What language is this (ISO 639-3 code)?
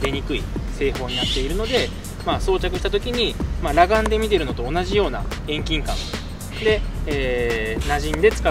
jpn